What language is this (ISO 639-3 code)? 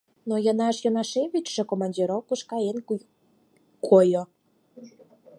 chm